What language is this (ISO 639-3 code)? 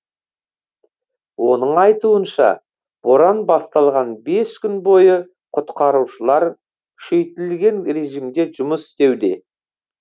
kaz